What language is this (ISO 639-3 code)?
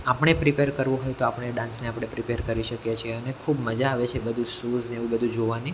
guj